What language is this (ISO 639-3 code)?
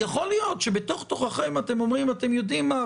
heb